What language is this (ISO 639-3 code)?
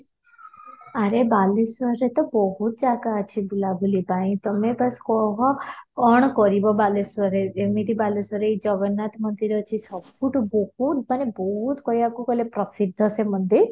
ori